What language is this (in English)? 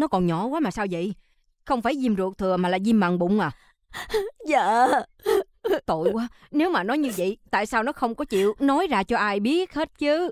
Vietnamese